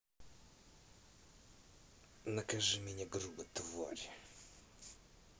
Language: Russian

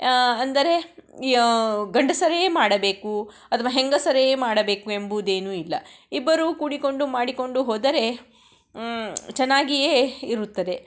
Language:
Kannada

